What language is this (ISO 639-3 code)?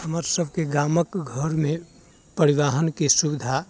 mai